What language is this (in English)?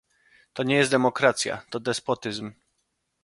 Polish